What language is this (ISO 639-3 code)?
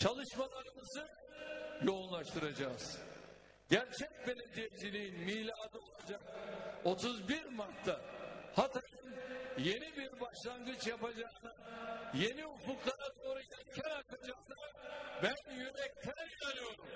tur